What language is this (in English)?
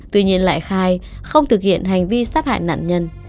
Vietnamese